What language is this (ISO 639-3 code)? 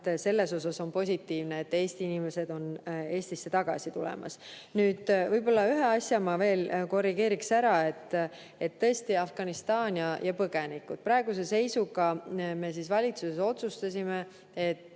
est